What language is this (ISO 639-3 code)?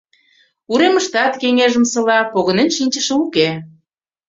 chm